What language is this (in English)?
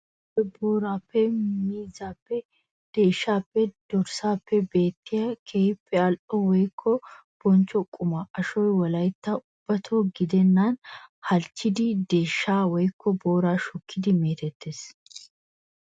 Wolaytta